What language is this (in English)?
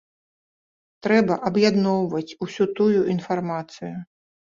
Belarusian